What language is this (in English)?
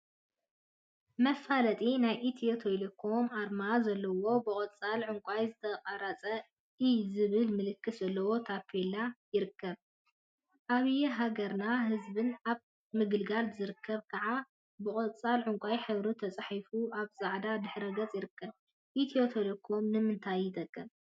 Tigrinya